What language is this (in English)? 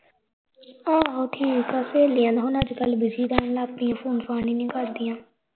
Punjabi